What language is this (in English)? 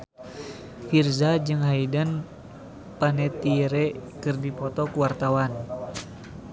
Sundanese